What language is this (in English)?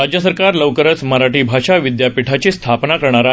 Marathi